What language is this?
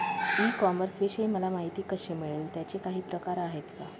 Marathi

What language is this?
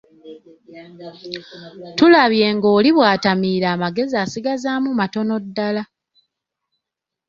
Ganda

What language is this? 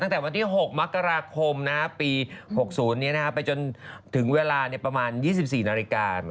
Thai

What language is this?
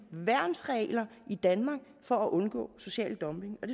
Danish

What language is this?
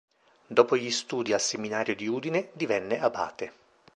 Italian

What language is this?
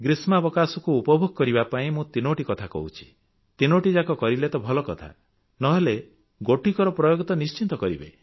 Odia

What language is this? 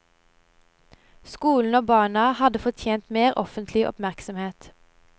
Norwegian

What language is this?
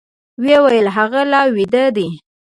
Pashto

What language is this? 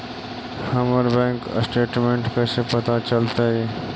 Magahi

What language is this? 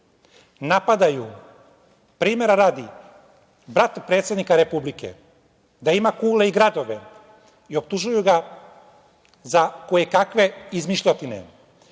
Serbian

